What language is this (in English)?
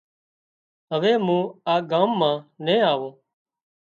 Wadiyara Koli